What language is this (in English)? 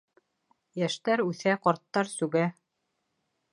Bashkir